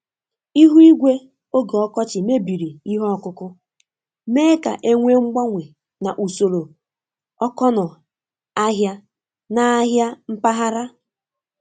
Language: Igbo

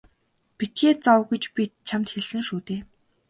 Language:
Mongolian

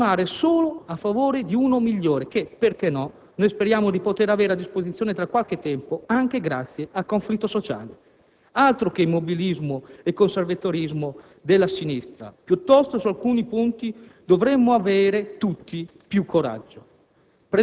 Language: Italian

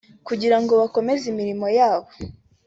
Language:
Kinyarwanda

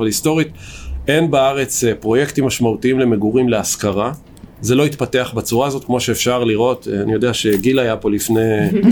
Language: Hebrew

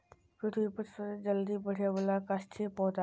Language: Magahi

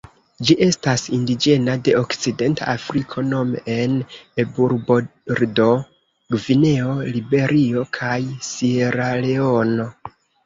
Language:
Esperanto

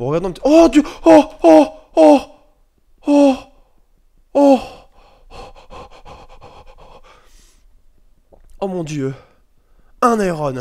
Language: French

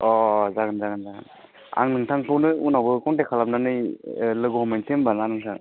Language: Bodo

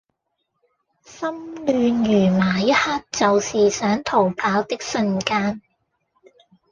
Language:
Cantonese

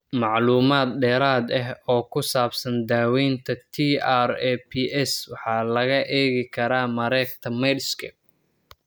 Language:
Somali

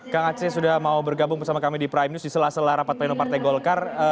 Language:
Indonesian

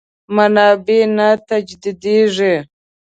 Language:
Pashto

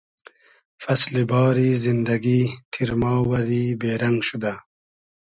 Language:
Hazaragi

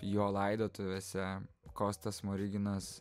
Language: Lithuanian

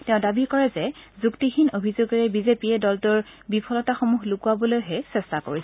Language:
Assamese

